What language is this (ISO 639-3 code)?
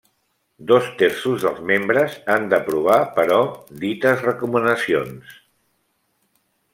cat